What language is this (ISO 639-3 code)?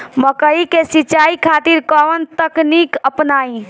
bho